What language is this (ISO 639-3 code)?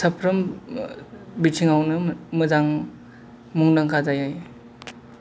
brx